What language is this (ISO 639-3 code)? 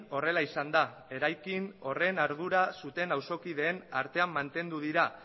eus